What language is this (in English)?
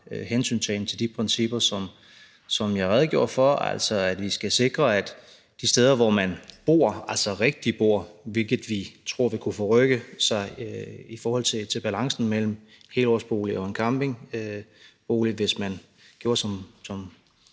Danish